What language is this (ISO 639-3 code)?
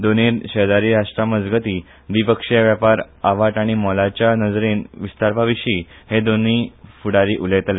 kok